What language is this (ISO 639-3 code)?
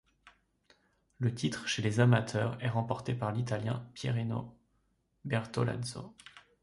fra